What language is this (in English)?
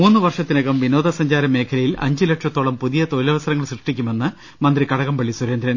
Malayalam